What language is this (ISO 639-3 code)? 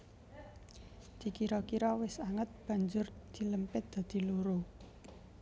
jav